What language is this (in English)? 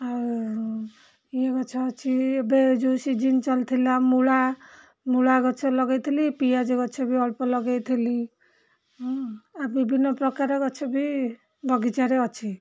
Odia